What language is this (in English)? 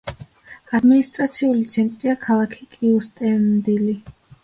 Georgian